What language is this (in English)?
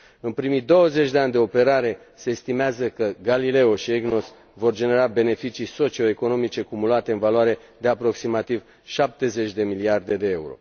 Romanian